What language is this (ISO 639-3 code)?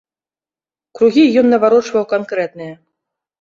bel